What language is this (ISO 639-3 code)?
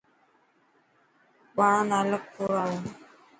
mki